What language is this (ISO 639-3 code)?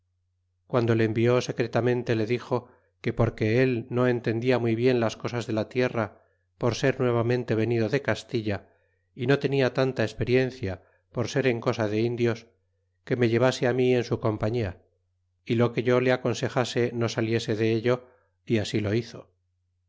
spa